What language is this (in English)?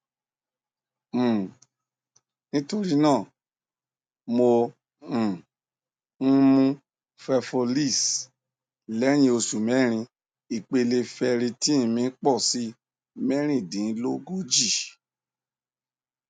Yoruba